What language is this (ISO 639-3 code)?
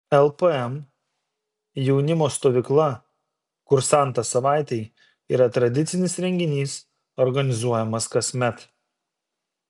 lit